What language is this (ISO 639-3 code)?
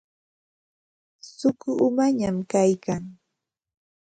qxt